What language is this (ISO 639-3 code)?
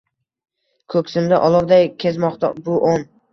uzb